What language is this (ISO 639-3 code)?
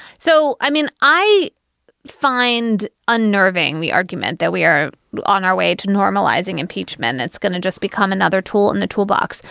eng